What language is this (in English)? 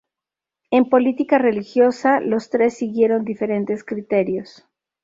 Spanish